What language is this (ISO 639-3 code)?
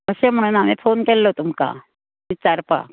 kok